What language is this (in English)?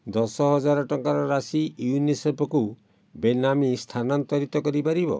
Odia